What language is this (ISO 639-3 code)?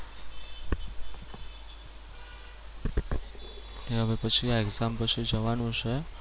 guj